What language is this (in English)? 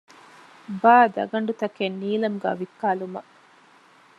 Divehi